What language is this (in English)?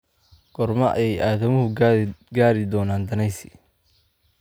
Somali